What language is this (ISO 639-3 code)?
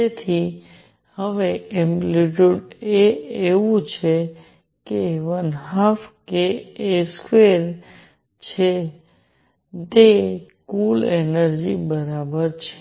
guj